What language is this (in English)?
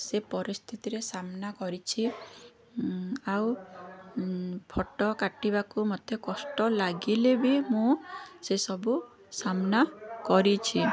Odia